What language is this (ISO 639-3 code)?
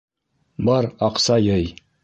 bak